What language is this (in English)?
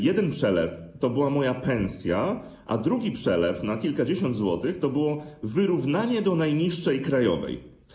Polish